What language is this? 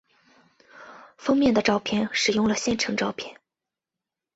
Chinese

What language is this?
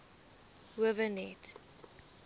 Afrikaans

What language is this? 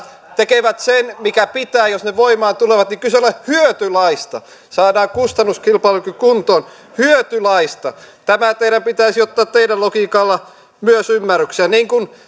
Finnish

